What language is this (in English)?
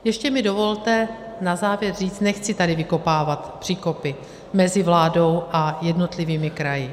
Czech